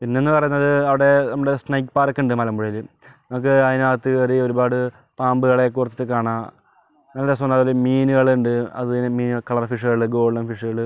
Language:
Malayalam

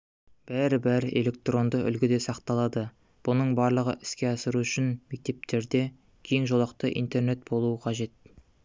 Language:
Kazakh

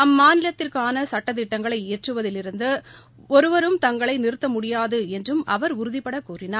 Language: Tamil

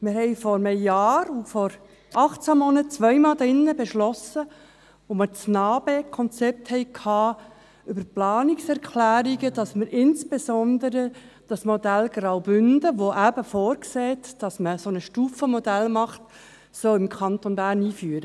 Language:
Swiss German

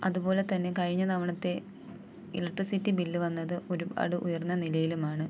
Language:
Malayalam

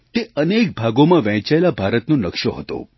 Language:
Gujarati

